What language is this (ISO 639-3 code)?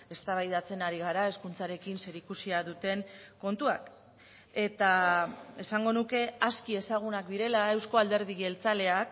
eus